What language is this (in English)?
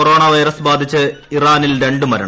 Malayalam